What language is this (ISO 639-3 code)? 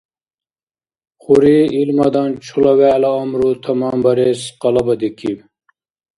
dar